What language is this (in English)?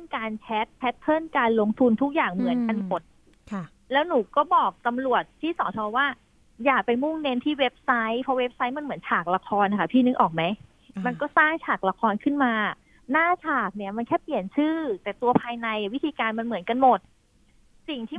Thai